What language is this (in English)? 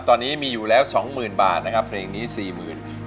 Thai